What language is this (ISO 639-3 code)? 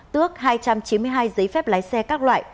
vie